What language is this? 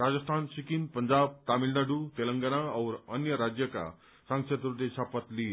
Nepali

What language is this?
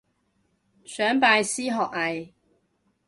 Cantonese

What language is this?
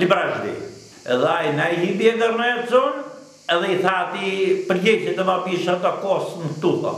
Romanian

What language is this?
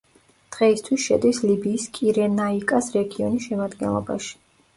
Georgian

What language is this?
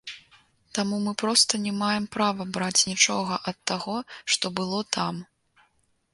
Belarusian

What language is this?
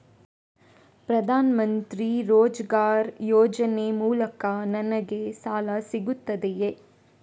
Kannada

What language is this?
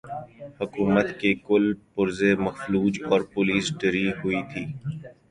Urdu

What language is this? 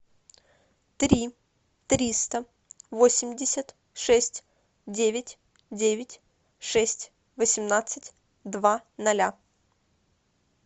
Russian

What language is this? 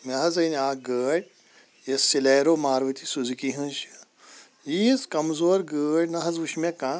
Kashmiri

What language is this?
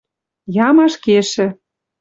Western Mari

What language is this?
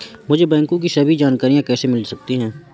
Hindi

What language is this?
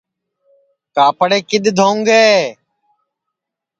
Sansi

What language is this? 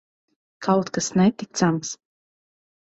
Latvian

